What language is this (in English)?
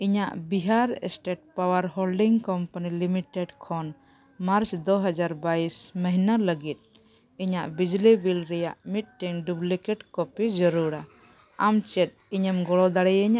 Santali